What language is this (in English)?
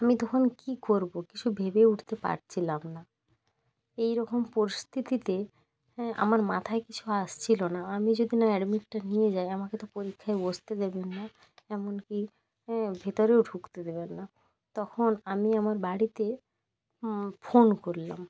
Bangla